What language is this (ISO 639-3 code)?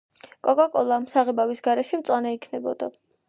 kat